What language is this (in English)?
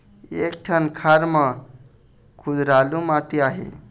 Chhattisgarhi